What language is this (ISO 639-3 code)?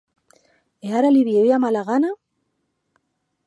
oci